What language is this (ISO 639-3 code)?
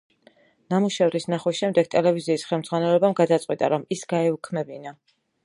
kat